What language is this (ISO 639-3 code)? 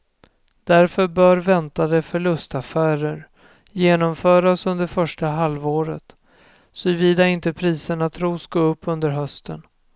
swe